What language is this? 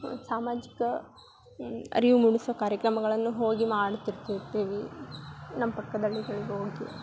Kannada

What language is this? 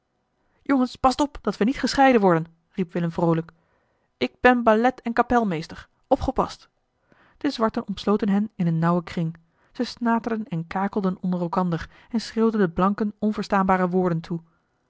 Dutch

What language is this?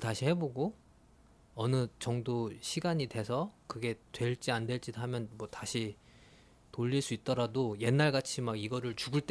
Korean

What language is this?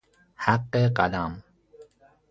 Persian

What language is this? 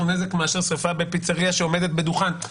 Hebrew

